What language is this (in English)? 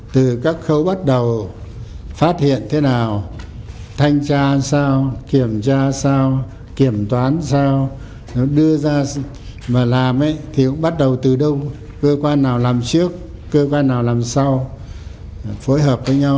Vietnamese